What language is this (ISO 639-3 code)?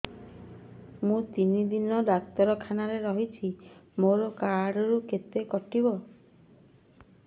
ori